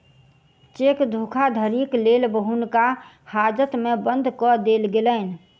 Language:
Maithili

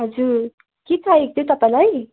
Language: Nepali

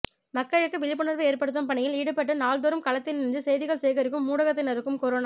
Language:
Tamil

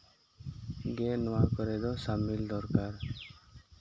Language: Santali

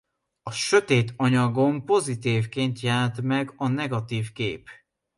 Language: Hungarian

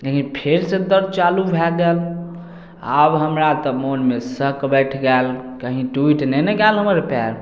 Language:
Maithili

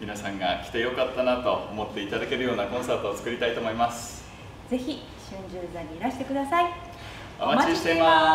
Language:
Japanese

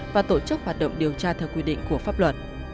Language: Vietnamese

